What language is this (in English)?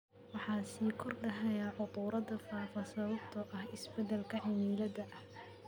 Somali